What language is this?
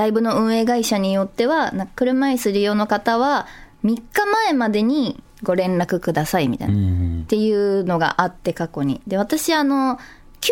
Japanese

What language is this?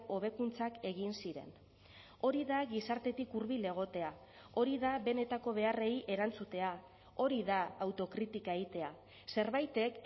Basque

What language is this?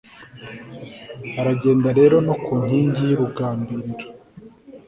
Kinyarwanda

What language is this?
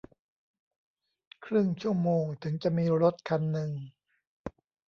Thai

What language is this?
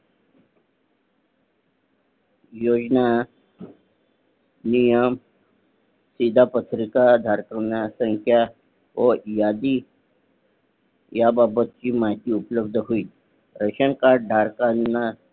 Marathi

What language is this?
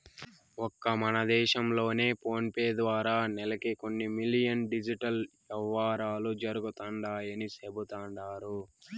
Telugu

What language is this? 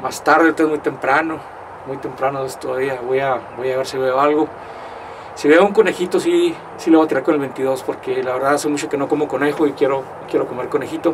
Spanish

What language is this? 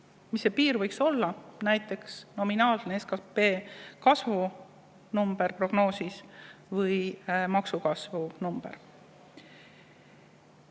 Estonian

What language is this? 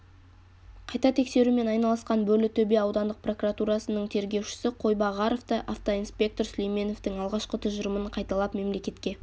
Kazakh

